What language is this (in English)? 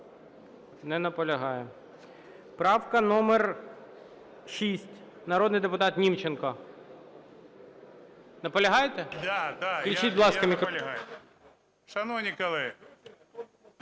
Ukrainian